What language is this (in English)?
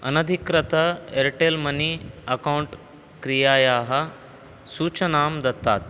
Sanskrit